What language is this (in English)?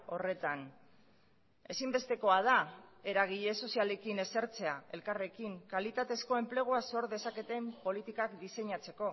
Basque